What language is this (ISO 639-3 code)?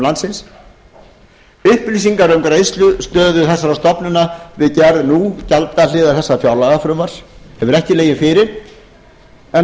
isl